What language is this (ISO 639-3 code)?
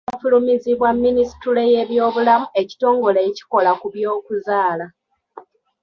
lug